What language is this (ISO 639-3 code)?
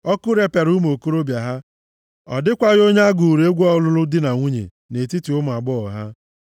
ibo